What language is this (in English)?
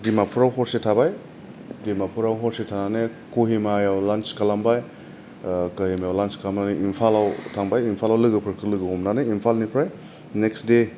Bodo